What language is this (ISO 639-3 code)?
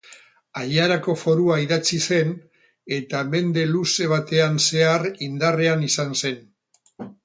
eus